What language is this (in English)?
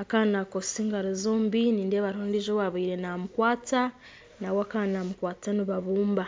Nyankole